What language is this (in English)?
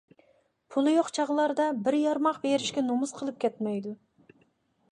Uyghur